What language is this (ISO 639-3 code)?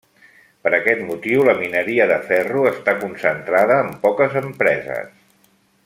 cat